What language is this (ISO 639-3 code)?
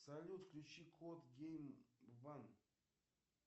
rus